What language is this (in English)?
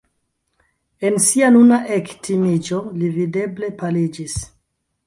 Esperanto